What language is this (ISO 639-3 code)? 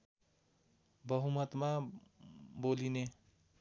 nep